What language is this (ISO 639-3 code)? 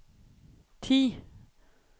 nor